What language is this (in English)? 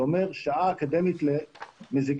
Hebrew